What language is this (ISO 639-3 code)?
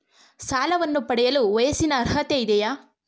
kan